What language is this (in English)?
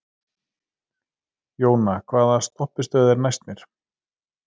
Icelandic